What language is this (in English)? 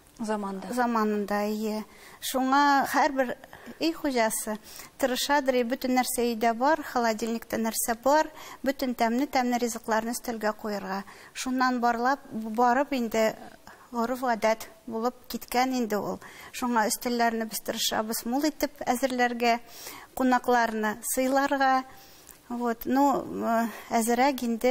Turkish